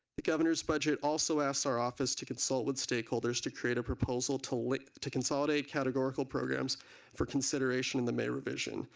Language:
English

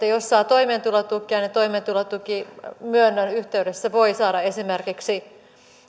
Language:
Finnish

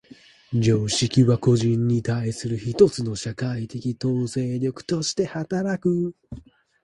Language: Japanese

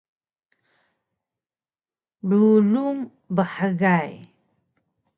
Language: Taroko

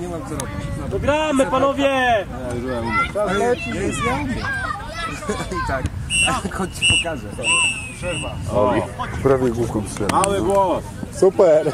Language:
Polish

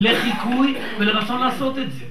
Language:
Hebrew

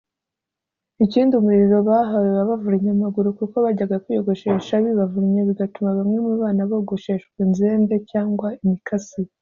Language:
Kinyarwanda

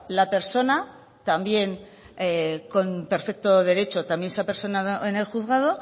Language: Spanish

